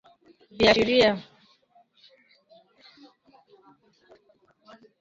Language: Swahili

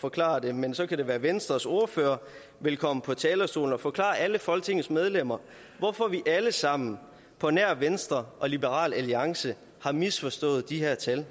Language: Danish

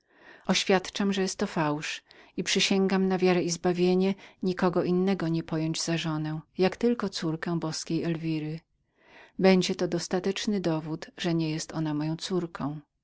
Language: Polish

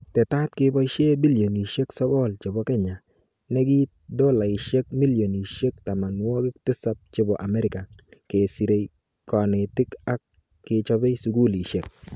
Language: Kalenjin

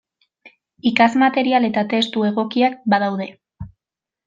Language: Basque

